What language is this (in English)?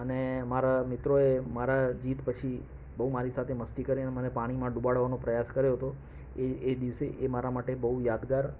Gujarati